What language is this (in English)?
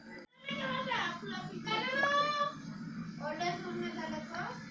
Marathi